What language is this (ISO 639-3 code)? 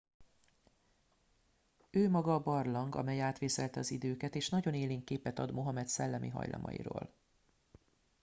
hun